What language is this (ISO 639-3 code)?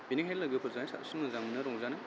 brx